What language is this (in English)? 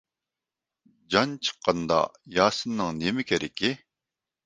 Uyghur